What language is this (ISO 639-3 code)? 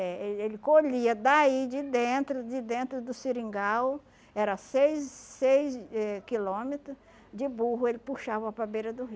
por